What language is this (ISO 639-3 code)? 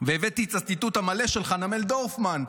heb